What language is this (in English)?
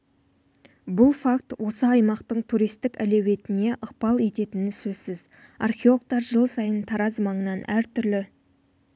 Kazakh